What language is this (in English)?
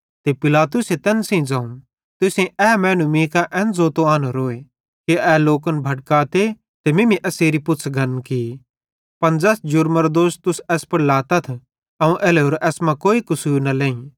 Bhadrawahi